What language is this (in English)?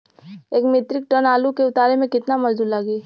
Bhojpuri